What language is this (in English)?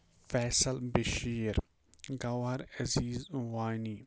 Kashmiri